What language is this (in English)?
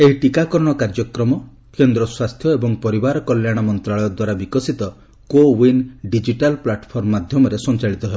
Odia